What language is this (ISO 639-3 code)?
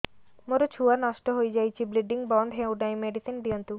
ori